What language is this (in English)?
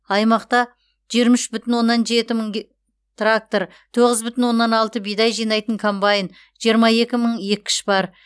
Kazakh